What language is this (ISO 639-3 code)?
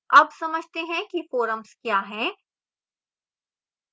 hin